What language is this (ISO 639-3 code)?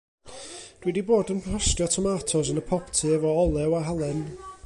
cym